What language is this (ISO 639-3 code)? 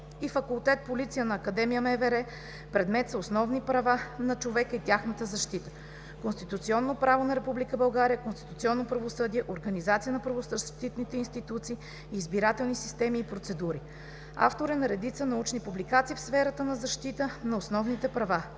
bul